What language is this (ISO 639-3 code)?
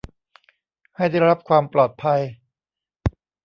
tha